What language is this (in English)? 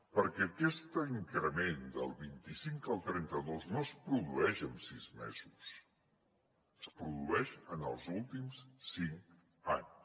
Catalan